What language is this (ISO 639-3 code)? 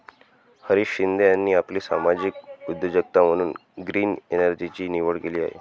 mar